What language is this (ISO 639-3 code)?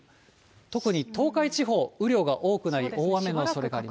jpn